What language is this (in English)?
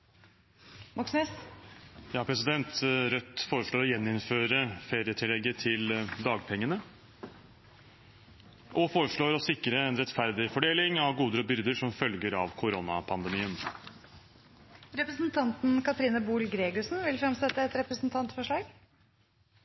Norwegian